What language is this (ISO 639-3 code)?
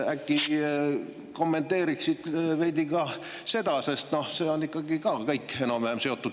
est